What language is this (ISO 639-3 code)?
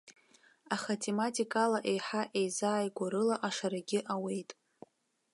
abk